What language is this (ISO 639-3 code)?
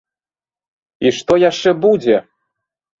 bel